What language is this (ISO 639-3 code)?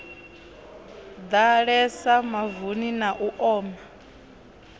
ven